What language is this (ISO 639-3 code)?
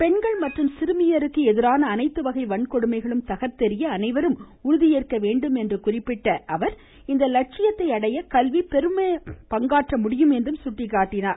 tam